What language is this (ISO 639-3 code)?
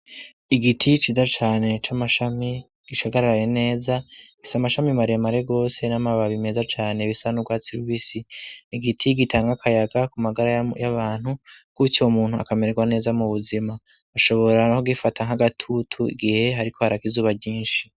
run